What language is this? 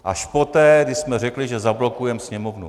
Czech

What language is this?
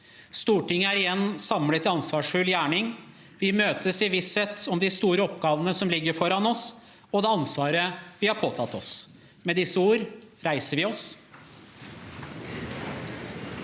Norwegian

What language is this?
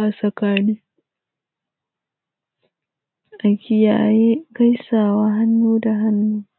Hausa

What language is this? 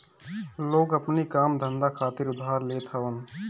Bhojpuri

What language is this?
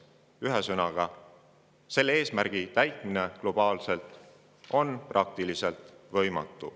Estonian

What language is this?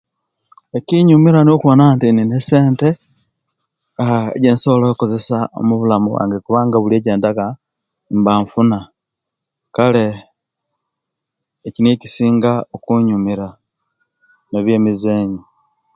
Kenyi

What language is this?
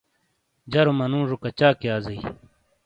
Shina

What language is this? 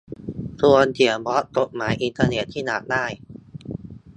Thai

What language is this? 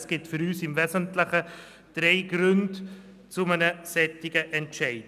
Swiss German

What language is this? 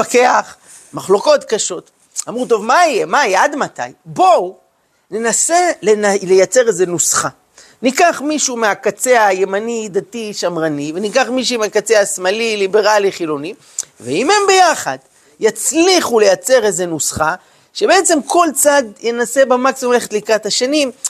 Hebrew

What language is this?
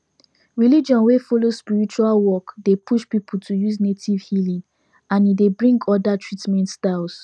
Nigerian Pidgin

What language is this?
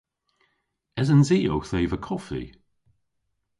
Cornish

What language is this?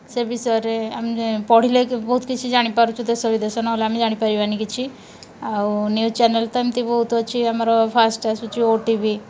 Odia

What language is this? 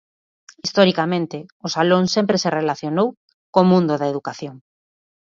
Galician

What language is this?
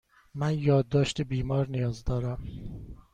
Persian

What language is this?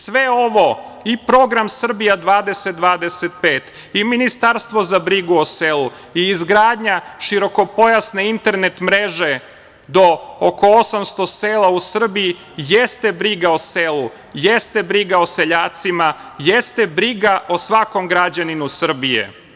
Serbian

